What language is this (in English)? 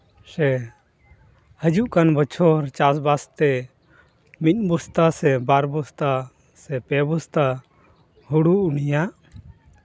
Santali